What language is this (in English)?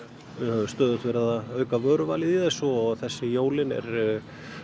Icelandic